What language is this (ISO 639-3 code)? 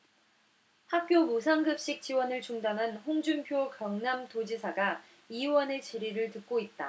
kor